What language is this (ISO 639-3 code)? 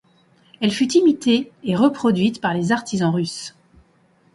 fra